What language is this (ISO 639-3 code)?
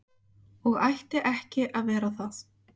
isl